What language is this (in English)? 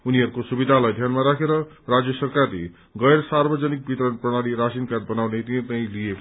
Nepali